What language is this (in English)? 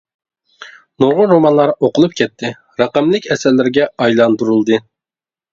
Uyghur